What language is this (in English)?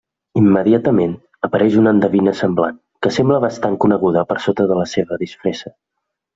Catalan